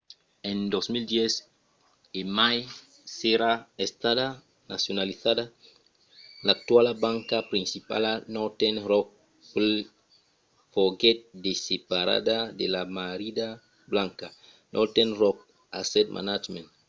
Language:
Occitan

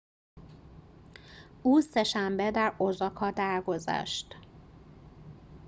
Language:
Persian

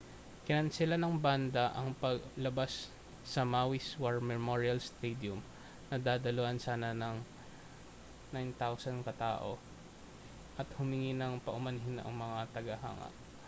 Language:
Filipino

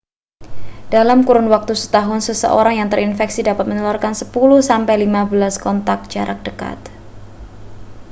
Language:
Indonesian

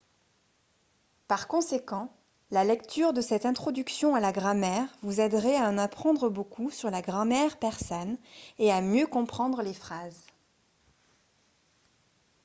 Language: French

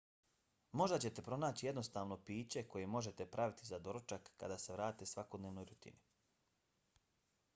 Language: Bosnian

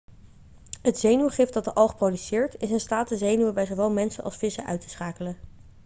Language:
Dutch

